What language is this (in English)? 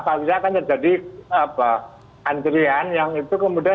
Indonesian